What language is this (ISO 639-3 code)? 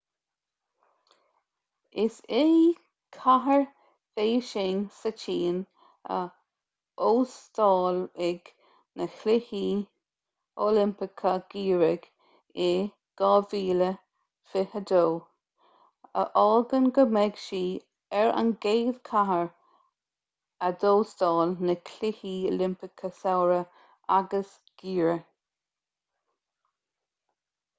gle